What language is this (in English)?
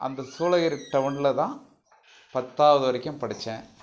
Tamil